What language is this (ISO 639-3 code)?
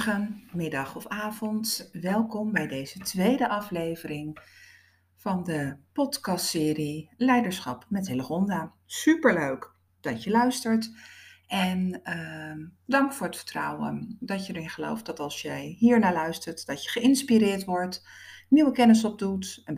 nld